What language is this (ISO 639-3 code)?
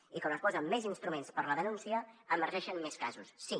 cat